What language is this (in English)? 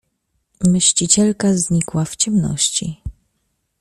Polish